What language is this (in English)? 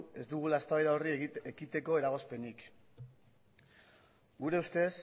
Basque